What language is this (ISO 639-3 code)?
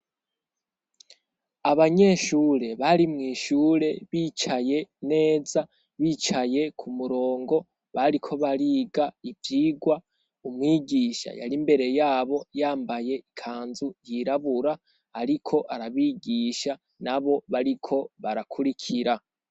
run